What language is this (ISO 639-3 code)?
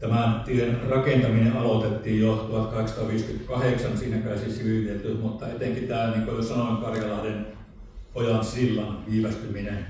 fin